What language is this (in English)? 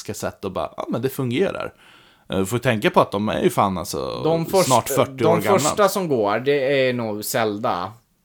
Swedish